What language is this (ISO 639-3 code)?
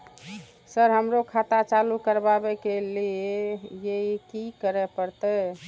mai